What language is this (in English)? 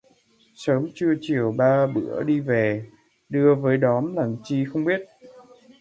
Vietnamese